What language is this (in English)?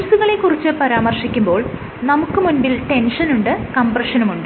Malayalam